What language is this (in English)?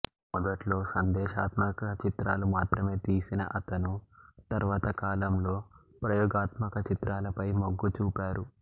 Telugu